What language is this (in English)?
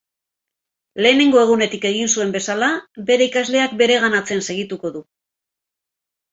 Basque